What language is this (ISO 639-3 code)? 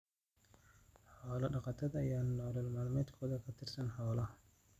som